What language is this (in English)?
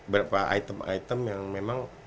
Indonesian